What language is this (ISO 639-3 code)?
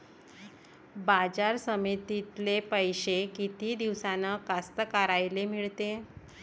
mar